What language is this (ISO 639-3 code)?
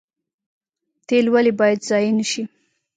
pus